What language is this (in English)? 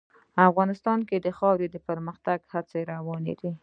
Pashto